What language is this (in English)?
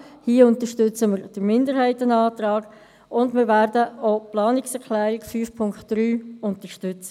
Swiss German